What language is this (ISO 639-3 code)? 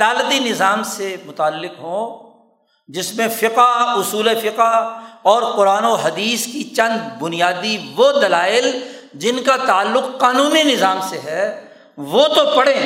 urd